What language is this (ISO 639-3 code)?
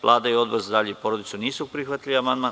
srp